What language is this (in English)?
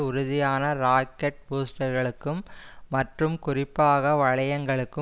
Tamil